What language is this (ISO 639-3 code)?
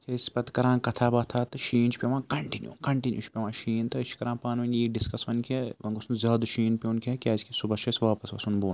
kas